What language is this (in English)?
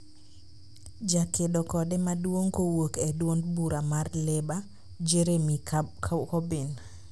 Luo (Kenya and Tanzania)